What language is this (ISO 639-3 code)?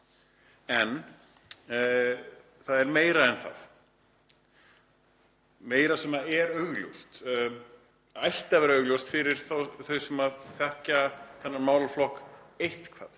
isl